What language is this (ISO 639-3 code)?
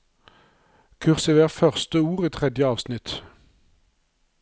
nor